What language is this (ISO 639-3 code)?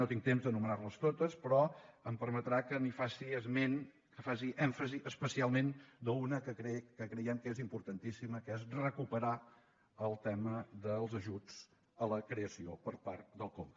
cat